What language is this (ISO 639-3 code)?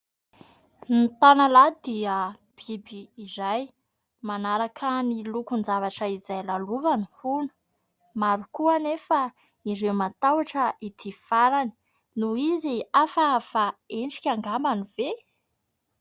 mlg